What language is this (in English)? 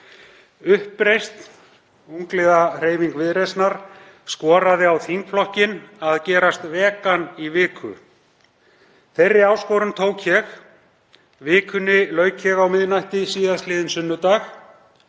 Icelandic